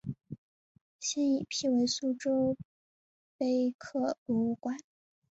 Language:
Chinese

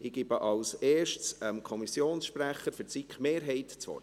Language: Swiss German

